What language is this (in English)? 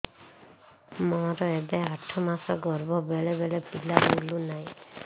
Odia